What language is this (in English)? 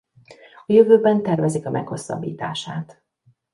Hungarian